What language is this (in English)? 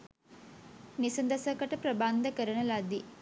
Sinhala